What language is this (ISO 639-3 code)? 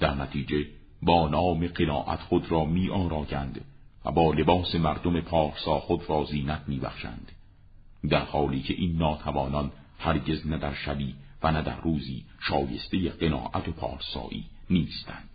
fas